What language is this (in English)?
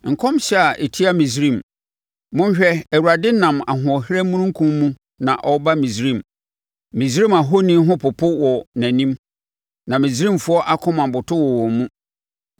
Akan